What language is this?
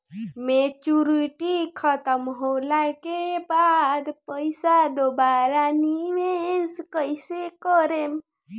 Bhojpuri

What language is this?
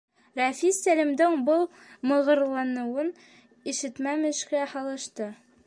Bashkir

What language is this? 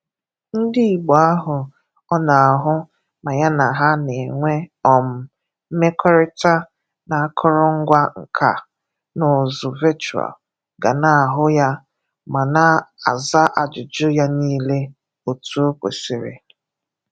Igbo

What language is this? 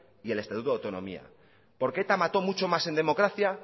Spanish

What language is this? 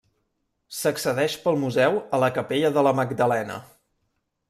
Catalan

